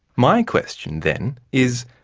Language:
English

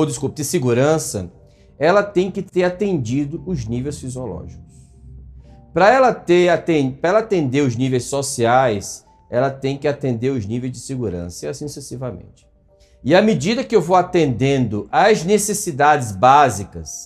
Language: Portuguese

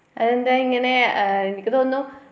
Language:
Malayalam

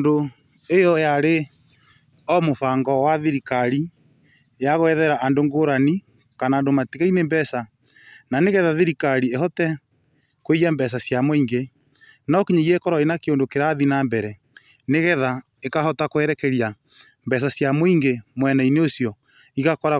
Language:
Kikuyu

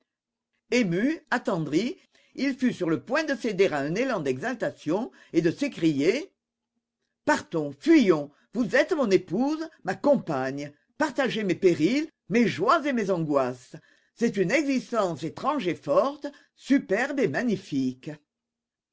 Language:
French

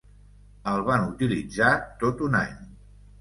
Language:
Catalan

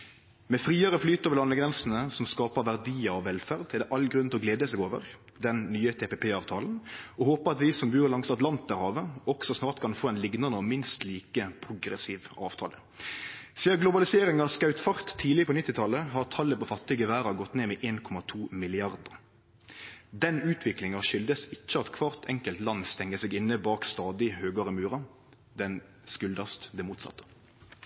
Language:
Norwegian Nynorsk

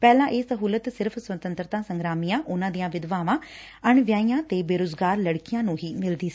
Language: Punjabi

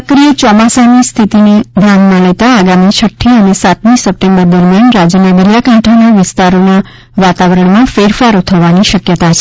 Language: Gujarati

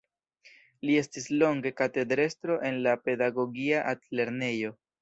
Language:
Esperanto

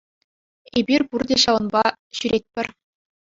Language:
Chuvash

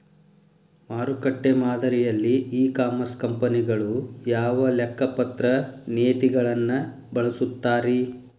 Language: Kannada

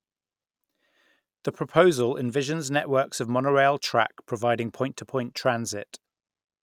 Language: English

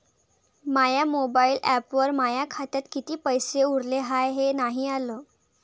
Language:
Marathi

